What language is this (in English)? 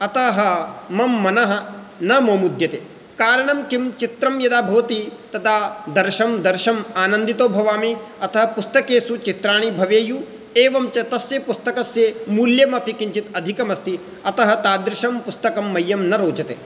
Sanskrit